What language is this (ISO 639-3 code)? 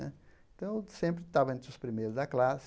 por